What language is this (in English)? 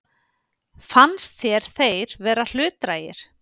Icelandic